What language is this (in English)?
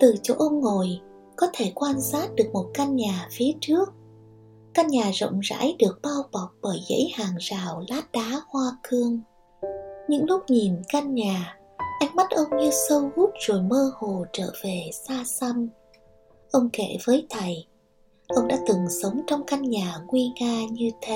Vietnamese